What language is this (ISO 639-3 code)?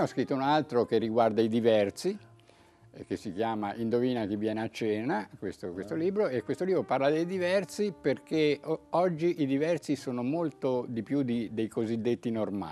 ita